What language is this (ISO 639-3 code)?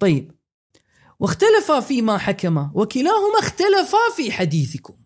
ara